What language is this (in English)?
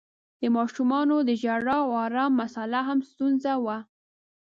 Pashto